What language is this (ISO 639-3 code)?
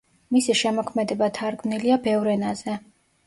kat